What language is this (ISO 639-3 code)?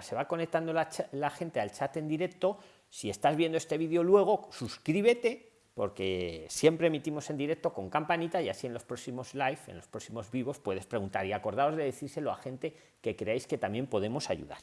spa